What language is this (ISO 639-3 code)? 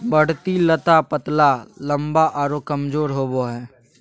mag